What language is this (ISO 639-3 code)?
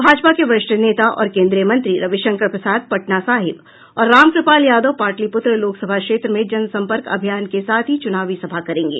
hin